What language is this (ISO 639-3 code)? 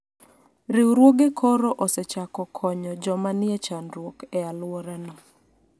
luo